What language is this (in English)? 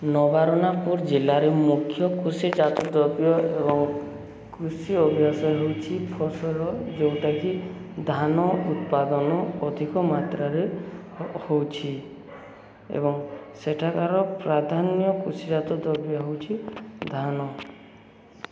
Odia